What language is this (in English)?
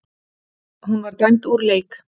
Icelandic